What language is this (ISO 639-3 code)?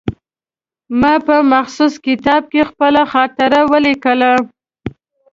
pus